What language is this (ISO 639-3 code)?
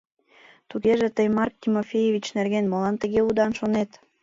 chm